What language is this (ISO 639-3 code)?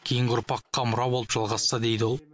kaz